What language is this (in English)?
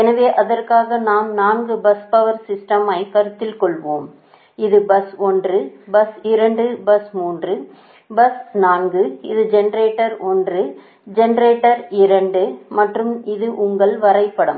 Tamil